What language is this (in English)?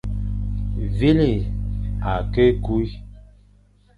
Fang